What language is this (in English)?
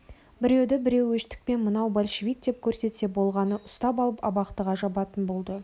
Kazakh